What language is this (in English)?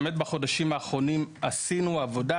Hebrew